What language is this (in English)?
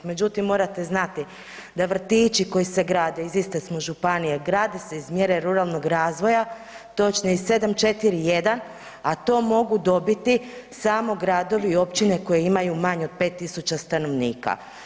Croatian